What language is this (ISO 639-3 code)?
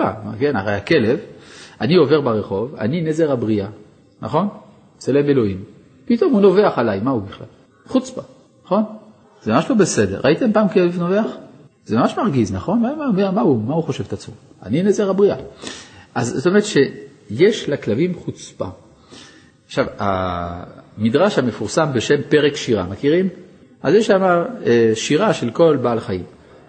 heb